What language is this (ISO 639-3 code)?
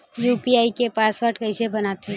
hne